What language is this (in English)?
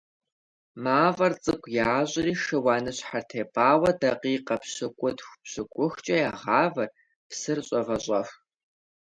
Kabardian